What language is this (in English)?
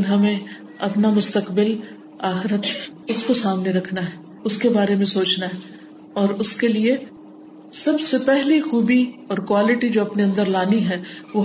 Urdu